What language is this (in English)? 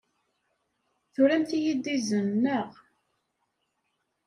Kabyle